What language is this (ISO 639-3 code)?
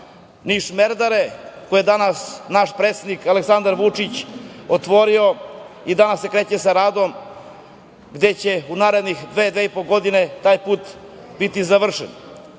srp